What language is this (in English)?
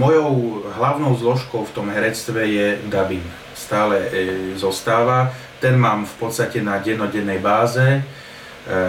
Slovak